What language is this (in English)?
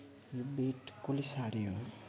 Nepali